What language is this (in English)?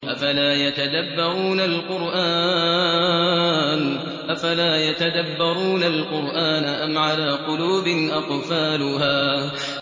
Arabic